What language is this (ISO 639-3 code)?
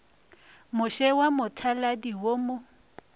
nso